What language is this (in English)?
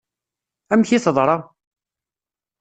Kabyle